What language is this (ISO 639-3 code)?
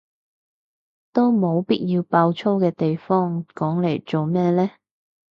yue